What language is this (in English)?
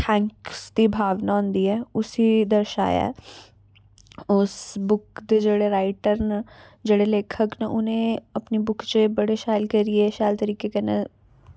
Dogri